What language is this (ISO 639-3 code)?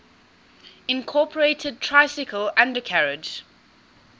eng